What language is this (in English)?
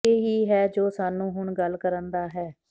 Punjabi